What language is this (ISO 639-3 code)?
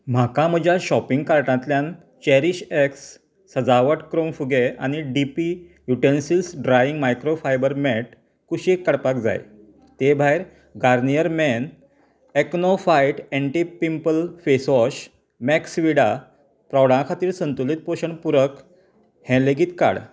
kok